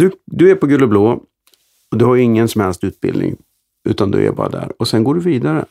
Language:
Swedish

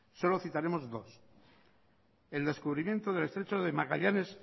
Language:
Spanish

